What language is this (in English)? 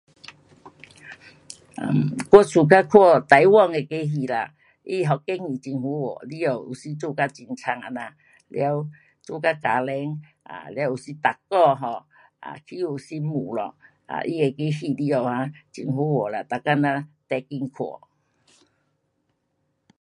Pu-Xian Chinese